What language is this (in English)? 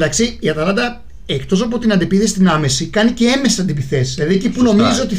Greek